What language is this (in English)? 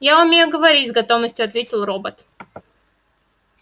Russian